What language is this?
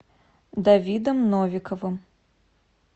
Russian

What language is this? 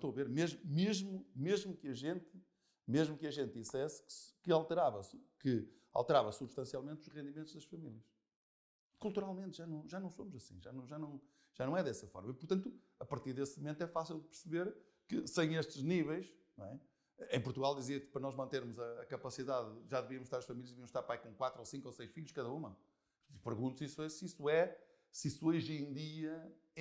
Portuguese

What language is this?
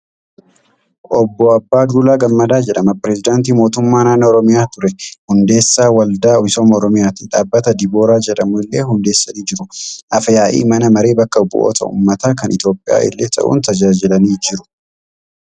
Oromo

